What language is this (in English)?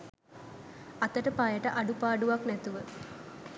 Sinhala